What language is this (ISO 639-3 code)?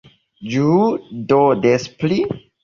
epo